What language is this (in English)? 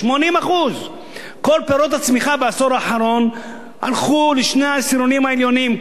Hebrew